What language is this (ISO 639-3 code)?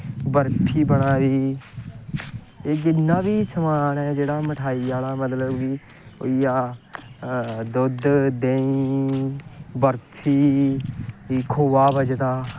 doi